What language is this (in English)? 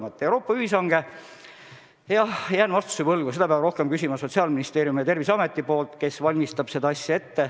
Estonian